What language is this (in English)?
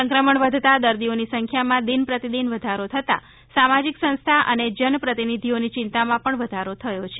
Gujarati